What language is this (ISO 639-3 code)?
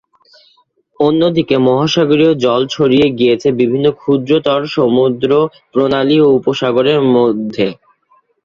ben